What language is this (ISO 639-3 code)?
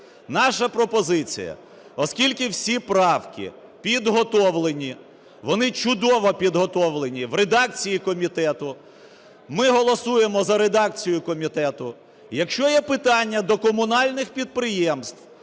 ukr